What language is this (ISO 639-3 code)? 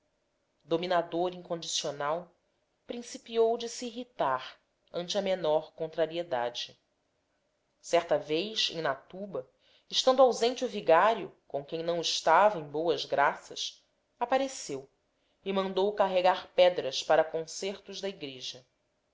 por